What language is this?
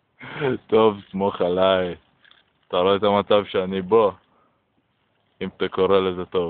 Hebrew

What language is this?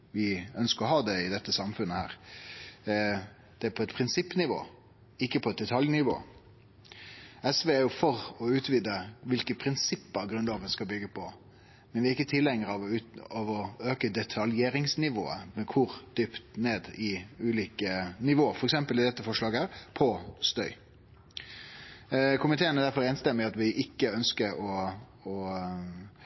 Norwegian Nynorsk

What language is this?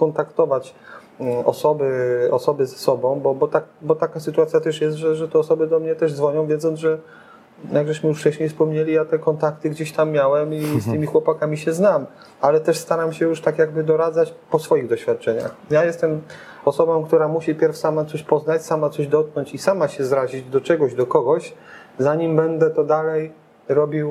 Polish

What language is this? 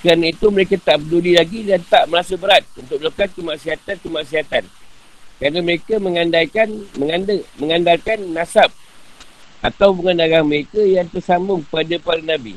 Malay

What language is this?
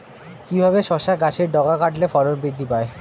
Bangla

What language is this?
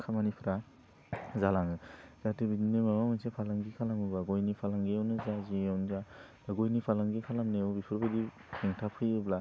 Bodo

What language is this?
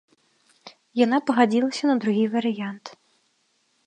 Belarusian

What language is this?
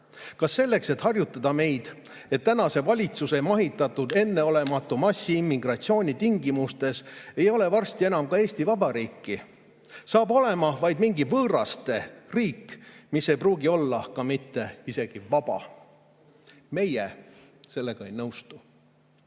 Estonian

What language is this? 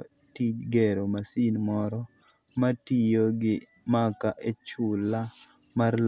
Luo (Kenya and Tanzania)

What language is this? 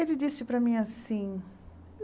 Portuguese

